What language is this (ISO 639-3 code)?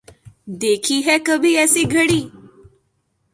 urd